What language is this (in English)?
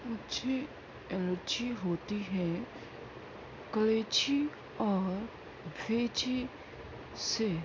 Urdu